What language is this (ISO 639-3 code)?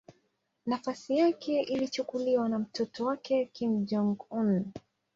swa